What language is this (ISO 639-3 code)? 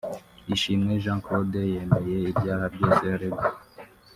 kin